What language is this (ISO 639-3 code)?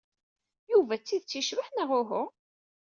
kab